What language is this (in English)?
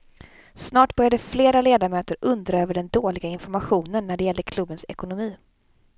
Swedish